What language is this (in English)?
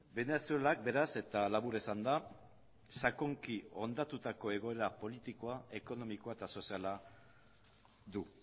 Basque